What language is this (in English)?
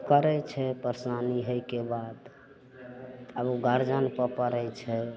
Maithili